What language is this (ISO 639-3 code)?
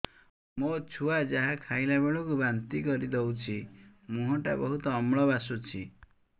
ori